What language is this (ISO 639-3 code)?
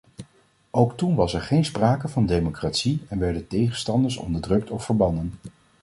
nld